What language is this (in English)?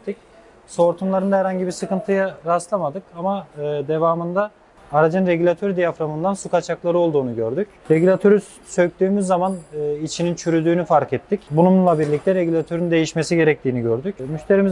Turkish